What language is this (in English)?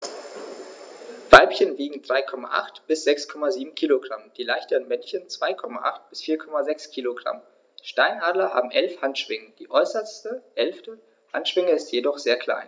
German